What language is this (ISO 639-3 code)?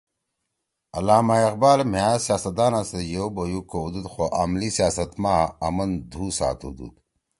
trw